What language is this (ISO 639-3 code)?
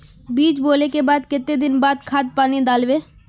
mag